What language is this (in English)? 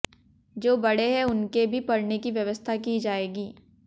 Hindi